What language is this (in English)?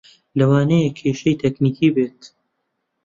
Central Kurdish